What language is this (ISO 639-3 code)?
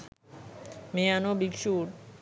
sin